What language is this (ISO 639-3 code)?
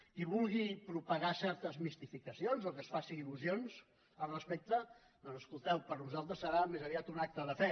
cat